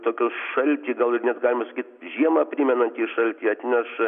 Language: Lithuanian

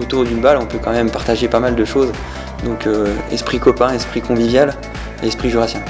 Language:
French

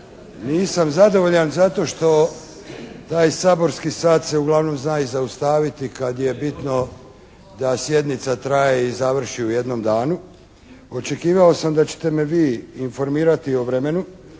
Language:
Croatian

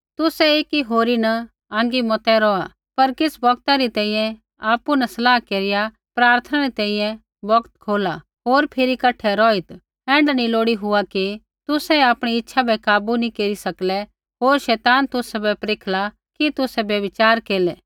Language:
Kullu Pahari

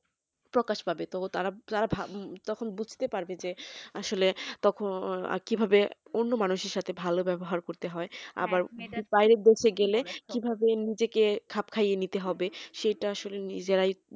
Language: Bangla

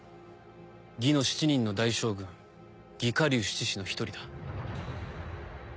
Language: Japanese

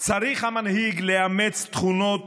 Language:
Hebrew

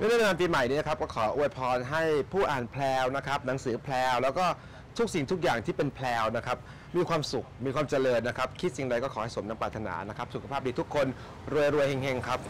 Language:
Thai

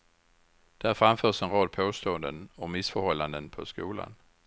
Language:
Swedish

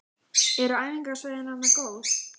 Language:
Icelandic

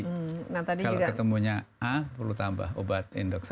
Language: Indonesian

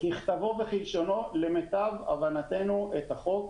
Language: Hebrew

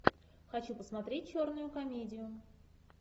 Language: Russian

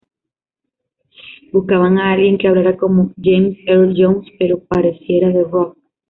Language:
Spanish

